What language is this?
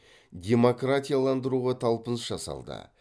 Kazakh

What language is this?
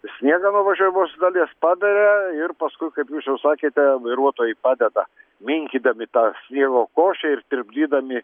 Lithuanian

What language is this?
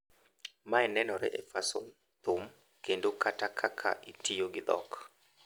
Luo (Kenya and Tanzania)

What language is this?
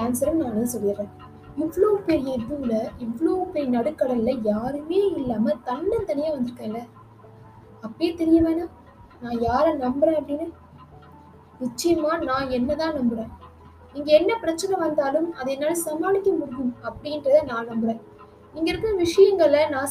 Tamil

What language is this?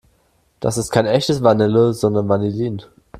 German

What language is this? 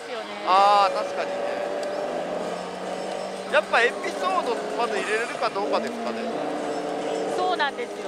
Japanese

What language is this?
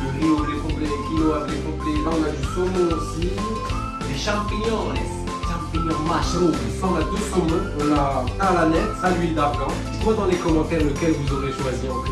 French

